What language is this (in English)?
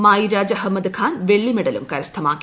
Malayalam